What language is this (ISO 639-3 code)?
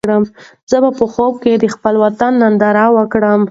pus